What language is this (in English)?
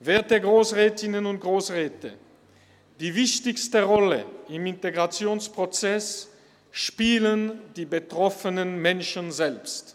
Swiss German